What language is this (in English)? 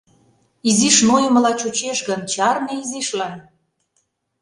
Mari